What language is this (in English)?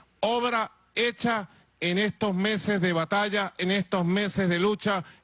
Spanish